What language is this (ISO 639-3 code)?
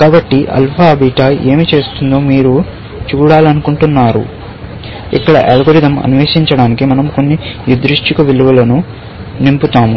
tel